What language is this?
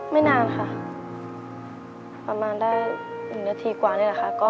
Thai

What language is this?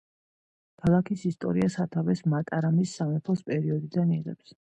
Georgian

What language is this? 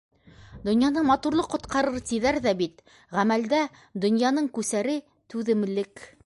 Bashkir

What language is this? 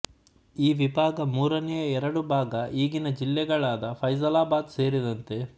Kannada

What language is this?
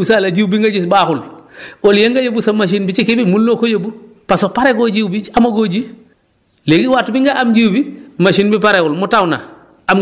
Wolof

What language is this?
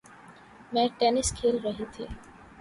Urdu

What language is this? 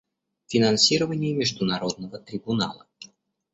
Russian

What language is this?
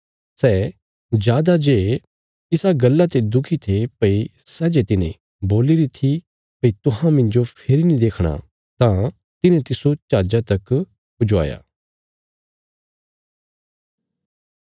Bilaspuri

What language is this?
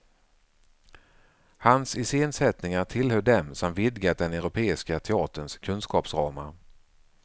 Swedish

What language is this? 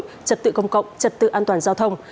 Vietnamese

